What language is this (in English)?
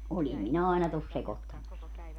Finnish